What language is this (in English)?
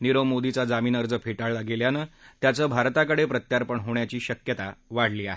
Marathi